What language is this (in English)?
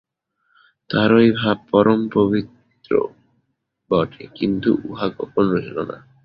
Bangla